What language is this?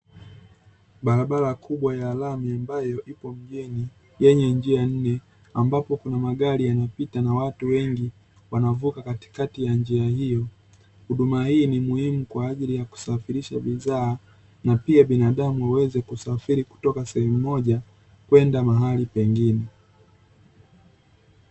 Swahili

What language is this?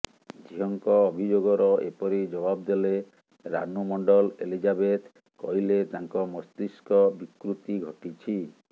Odia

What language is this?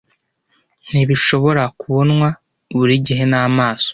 Kinyarwanda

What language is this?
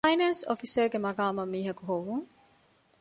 Divehi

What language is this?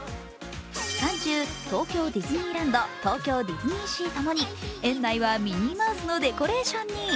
Japanese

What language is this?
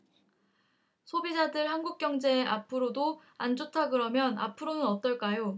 Korean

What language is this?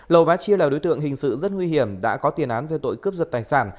Vietnamese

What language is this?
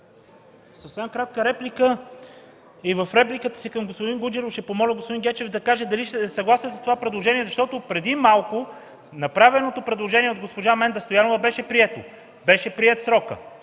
Bulgarian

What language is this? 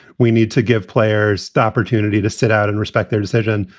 English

